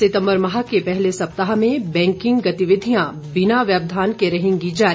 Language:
Hindi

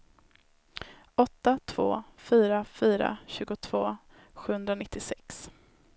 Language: Swedish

